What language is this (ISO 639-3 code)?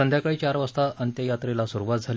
mar